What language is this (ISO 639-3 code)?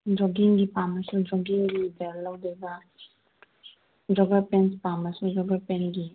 mni